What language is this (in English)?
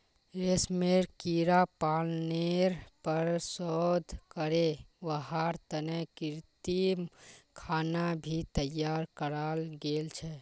Magahi